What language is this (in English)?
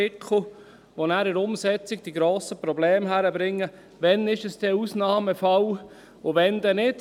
Swiss German